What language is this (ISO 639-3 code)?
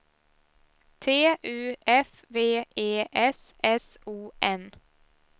swe